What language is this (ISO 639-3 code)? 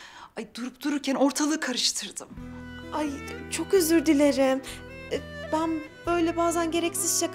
tur